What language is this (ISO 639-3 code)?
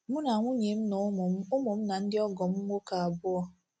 ibo